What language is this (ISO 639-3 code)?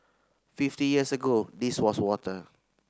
eng